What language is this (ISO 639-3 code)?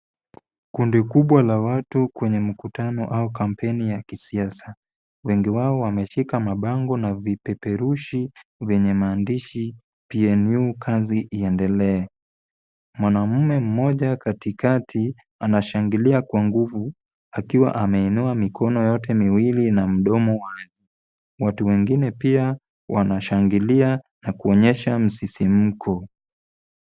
swa